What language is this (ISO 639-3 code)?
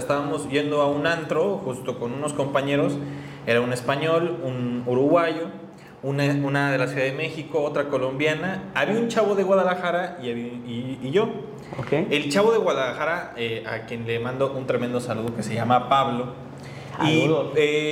spa